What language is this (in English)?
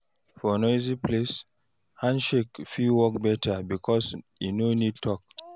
Nigerian Pidgin